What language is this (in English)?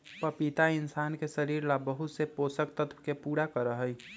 Magahi